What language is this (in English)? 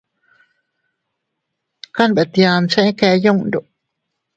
Teutila Cuicatec